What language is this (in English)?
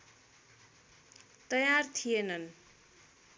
Nepali